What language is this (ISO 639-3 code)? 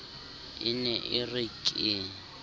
sot